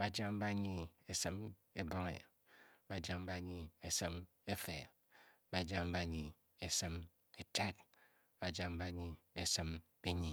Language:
Bokyi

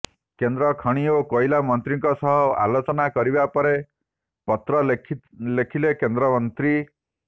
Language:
Odia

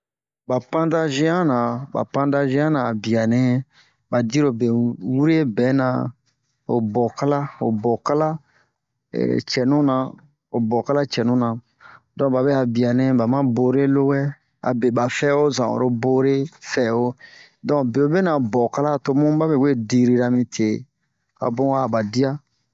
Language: Bomu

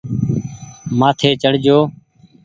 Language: Goaria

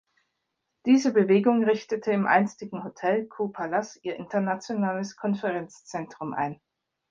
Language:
German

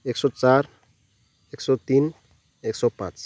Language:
Nepali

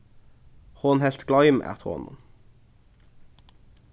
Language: Faroese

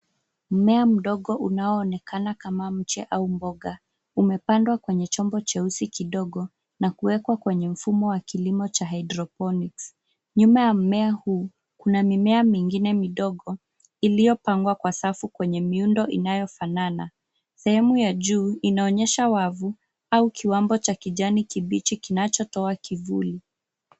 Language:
Swahili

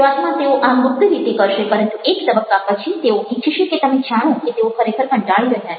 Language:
Gujarati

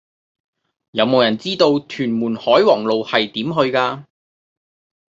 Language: Cantonese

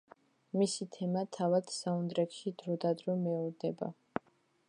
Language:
Georgian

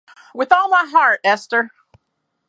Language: English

